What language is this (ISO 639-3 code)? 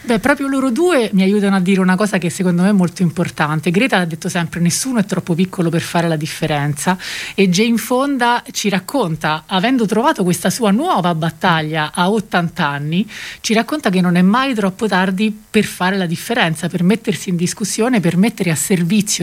ita